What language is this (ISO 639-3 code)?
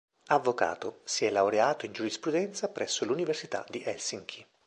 ita